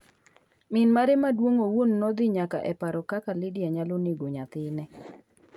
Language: Luo (Kenya and Tanzania)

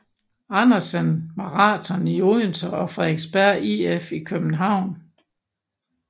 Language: Danish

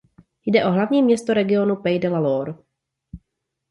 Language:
Czech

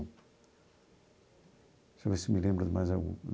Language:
Portuguese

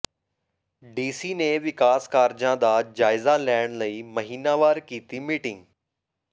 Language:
Punjabi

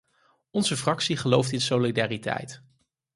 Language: Dutch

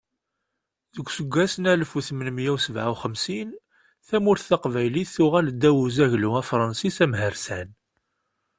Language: Kabyle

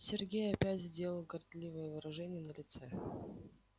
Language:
Russian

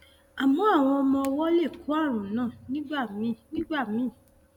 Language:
Yoruba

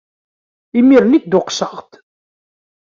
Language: Kabyle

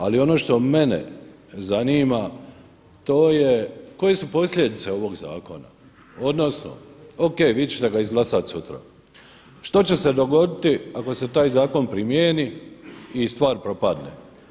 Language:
Croatian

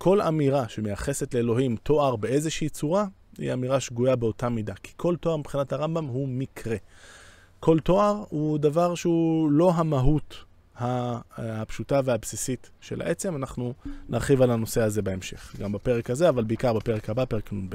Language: Hebrew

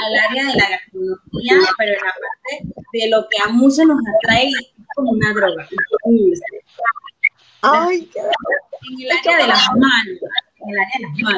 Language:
Spanish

